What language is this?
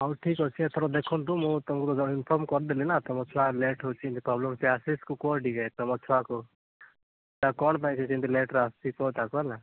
Odia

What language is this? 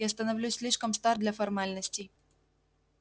Russian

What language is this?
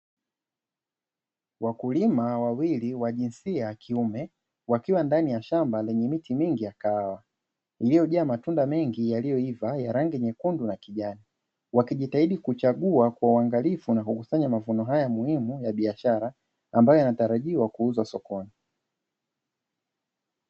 Swahili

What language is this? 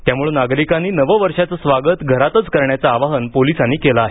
Marathi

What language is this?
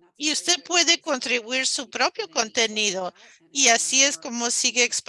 Spanish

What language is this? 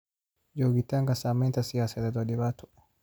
Somali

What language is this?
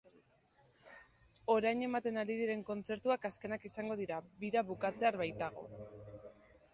Basque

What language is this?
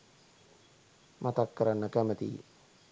Sinhala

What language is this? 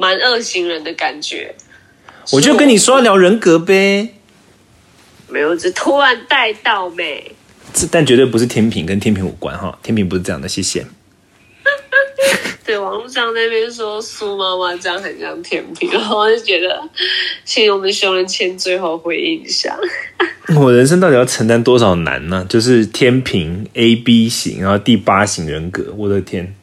Chinese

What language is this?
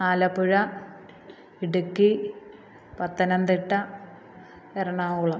Malayalam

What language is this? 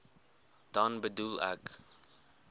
Afrikaans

